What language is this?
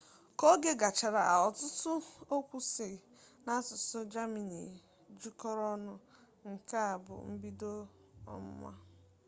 Igbo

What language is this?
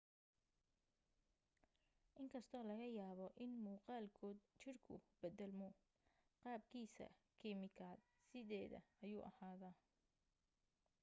Somali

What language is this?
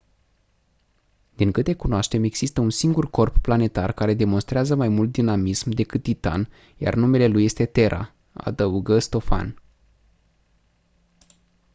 Romanian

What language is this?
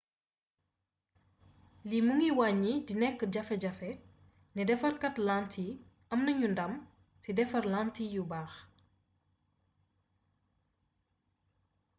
Wolof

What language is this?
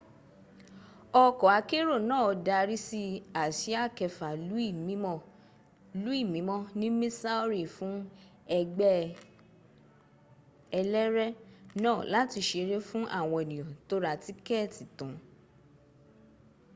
Yoruba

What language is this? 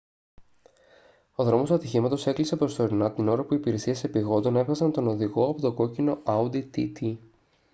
Greek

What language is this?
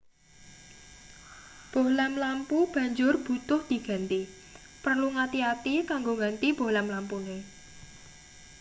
Javanese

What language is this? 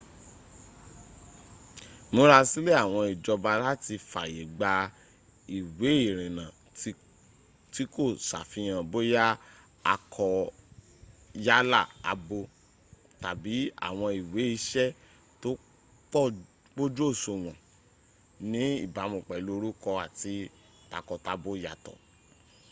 Yoruba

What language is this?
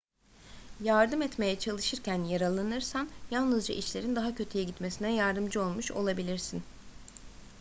Turkish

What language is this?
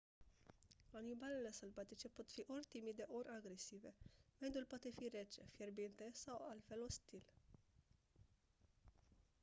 Romanian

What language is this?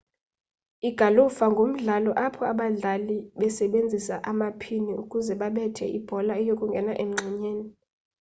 Xhosa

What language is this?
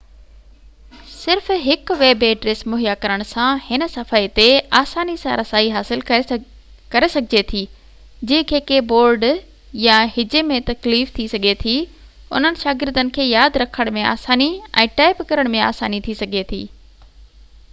Sindhi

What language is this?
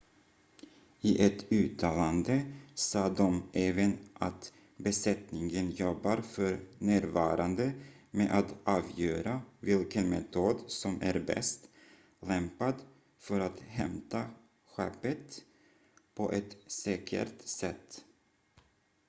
Swedish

